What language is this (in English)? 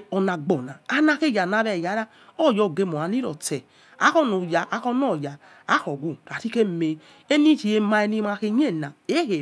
Yekhee